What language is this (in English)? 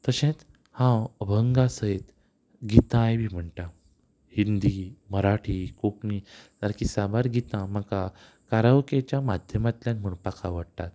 Konkani